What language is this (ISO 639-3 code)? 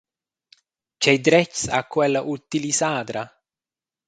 roh